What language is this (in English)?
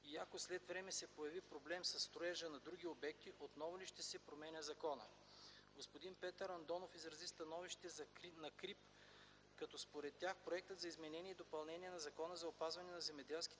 Bulgarian